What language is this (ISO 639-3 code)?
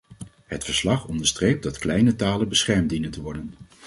nld